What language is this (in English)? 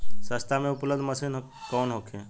Bhojpuri